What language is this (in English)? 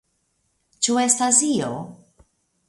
Esperanto